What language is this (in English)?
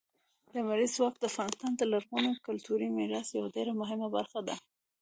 Pashto